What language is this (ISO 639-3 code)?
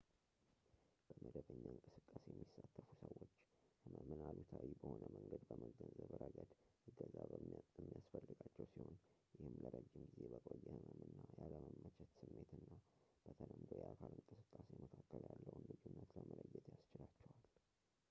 amh